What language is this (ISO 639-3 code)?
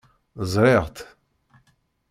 kab